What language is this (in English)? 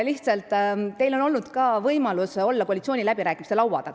Estonian